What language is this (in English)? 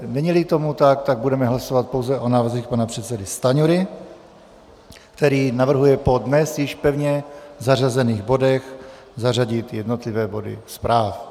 Czech